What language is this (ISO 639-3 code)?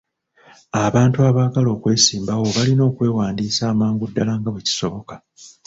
lug